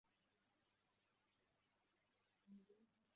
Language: Kinyarwanda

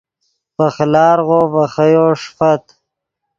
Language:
Yidgha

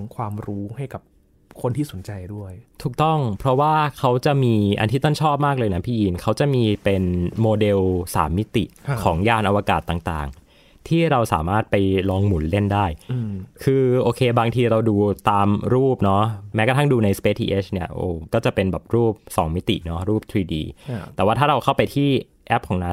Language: Thai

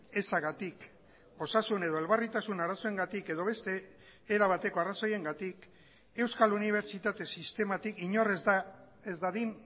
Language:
Basque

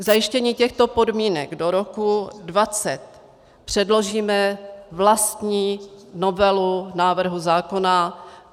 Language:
Czech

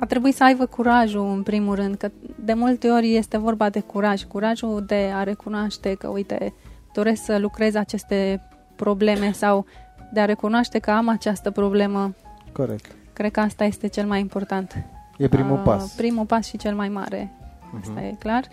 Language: Romanian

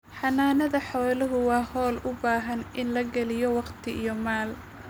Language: Somali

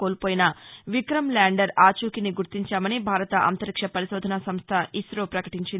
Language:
Telugu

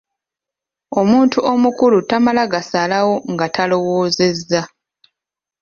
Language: Ganda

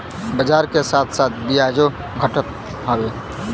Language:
Bhojpuri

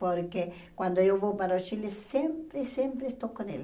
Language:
Portuguese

